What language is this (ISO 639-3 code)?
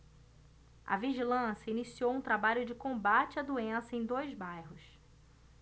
por